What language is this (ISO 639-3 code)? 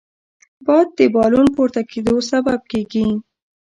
pus